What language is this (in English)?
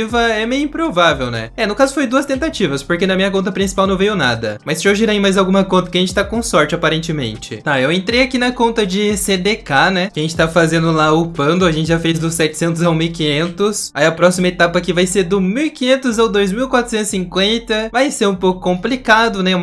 Portuguese